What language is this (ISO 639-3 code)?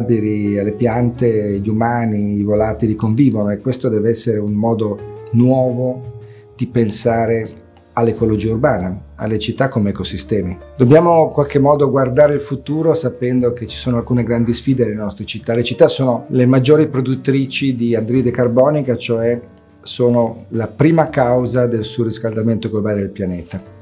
ita